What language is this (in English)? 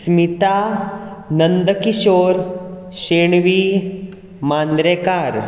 Konkani